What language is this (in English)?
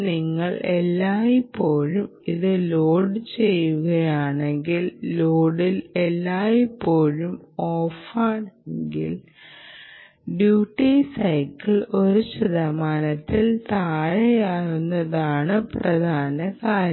Malayalam